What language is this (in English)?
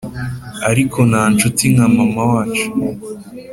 Kinyarwanda